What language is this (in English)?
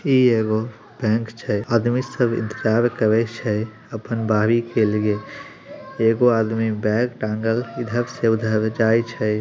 Magahi